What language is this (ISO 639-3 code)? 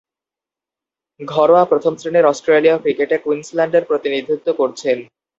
ben